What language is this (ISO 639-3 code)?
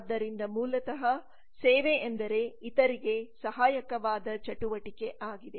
kan